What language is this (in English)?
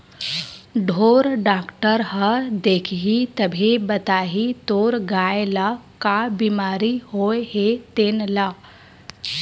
Chhattisgarhi